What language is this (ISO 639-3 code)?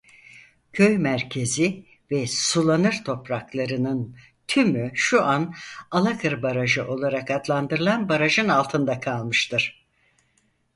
tur